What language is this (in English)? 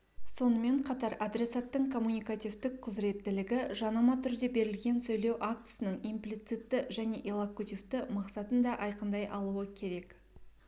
Kazakh